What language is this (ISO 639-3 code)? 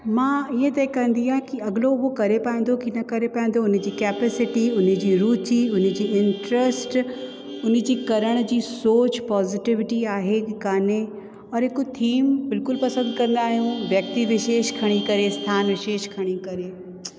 snd